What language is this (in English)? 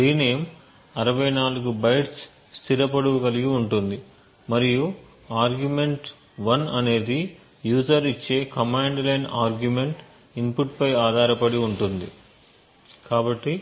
Telugu